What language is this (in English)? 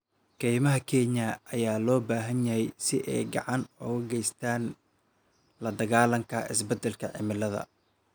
Somali